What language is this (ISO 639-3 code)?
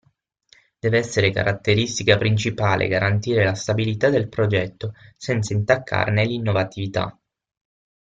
ita